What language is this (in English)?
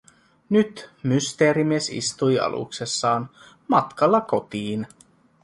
Finnish